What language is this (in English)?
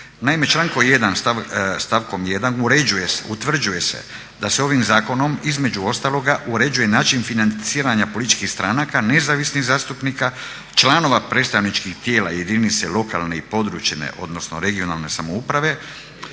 Croatian